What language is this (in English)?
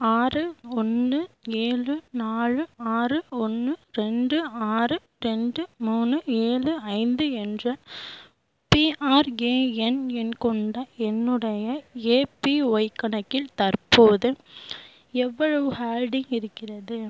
Tamil